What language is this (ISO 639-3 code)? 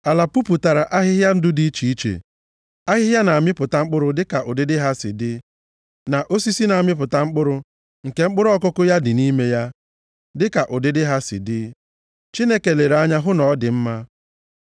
ibo